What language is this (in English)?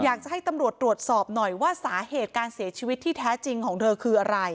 Thai